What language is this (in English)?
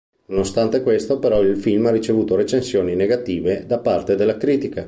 Italian